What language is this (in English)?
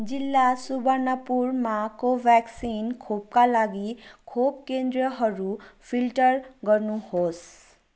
Nepali